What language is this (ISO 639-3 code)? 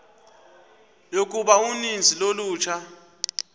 xho